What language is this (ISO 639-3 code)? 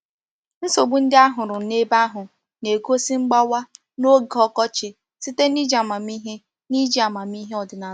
ibo